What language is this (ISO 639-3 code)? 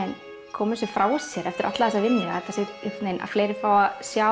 isl